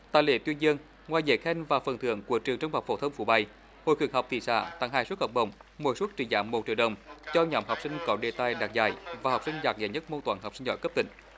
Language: Vietnamese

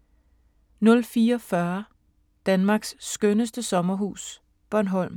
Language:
Danish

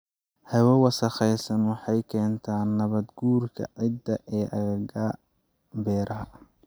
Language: Somali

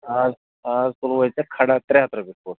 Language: Kashmiri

